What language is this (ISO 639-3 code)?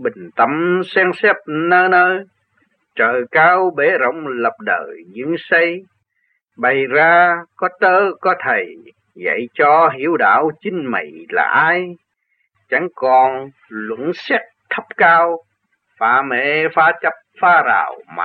vie